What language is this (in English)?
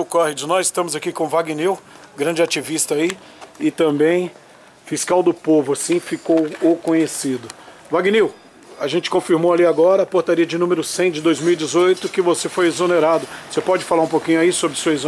Portuguese